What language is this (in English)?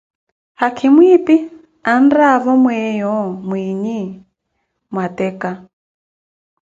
Koti